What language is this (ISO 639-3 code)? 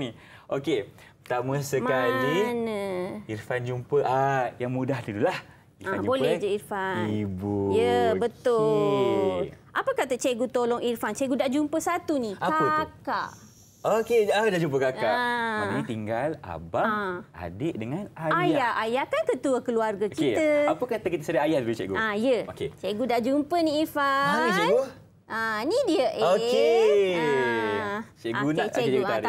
msa